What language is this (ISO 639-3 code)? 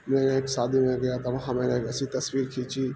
urd